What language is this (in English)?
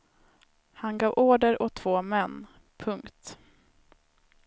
Swedish